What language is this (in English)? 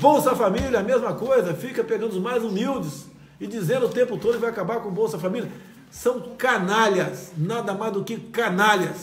Portuguese